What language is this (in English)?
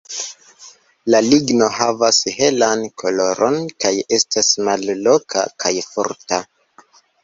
Esperanto